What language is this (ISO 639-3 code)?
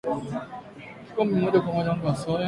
swa